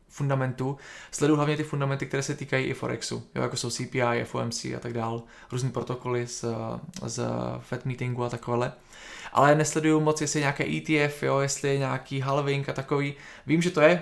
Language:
Czech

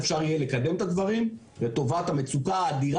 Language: Hebrew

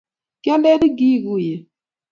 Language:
Kalenjin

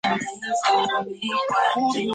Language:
Chinese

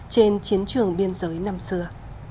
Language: Vietnamese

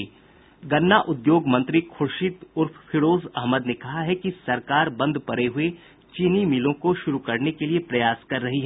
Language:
Hindi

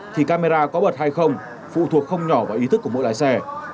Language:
Vietnamese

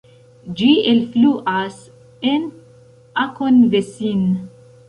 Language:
Esperanto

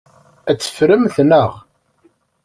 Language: Kabyle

